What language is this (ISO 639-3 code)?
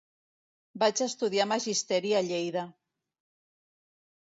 cat